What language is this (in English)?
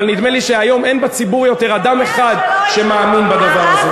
Hebrew